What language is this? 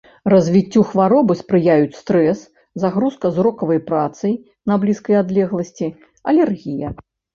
Belarusian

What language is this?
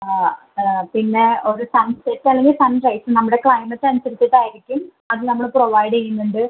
Malayalam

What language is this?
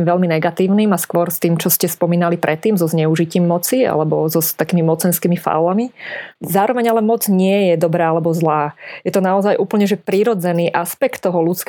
Slovak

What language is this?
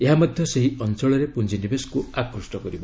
Odia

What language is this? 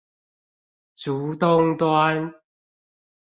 Chinese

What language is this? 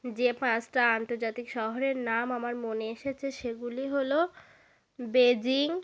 Bangla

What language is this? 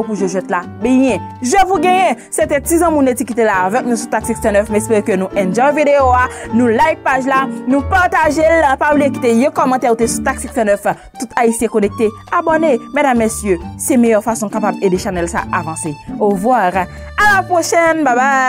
French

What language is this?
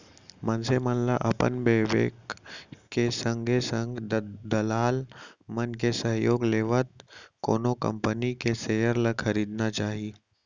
Chhattisgarhi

